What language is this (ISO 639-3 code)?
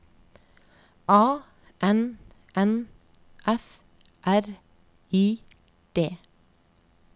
nor